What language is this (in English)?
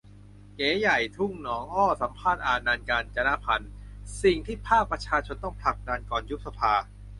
Thai